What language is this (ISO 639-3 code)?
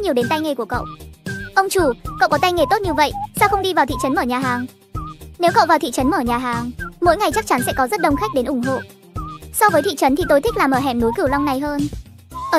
vie